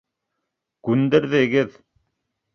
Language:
Bashkir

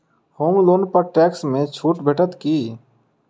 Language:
Maithili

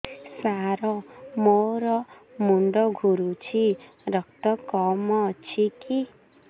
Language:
Odia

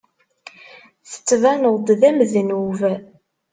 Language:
Kabyle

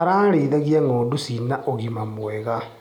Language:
Kikuyu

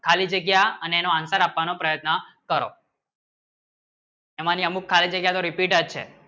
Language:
Gujarati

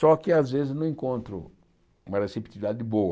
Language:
Portuguese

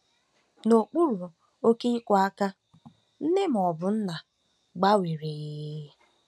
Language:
Igbo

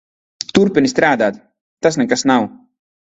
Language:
Latvian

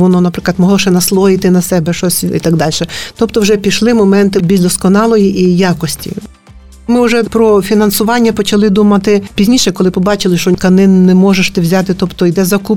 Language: Ukrainian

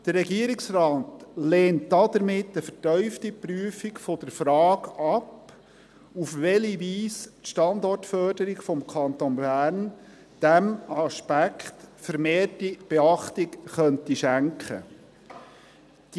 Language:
Swiss German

